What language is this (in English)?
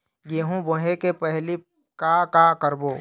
Chhattisgarhi